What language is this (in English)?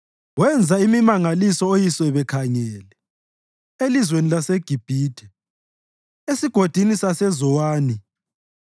North Ndebele